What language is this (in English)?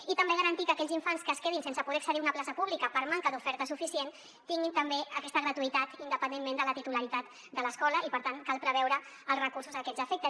Catalan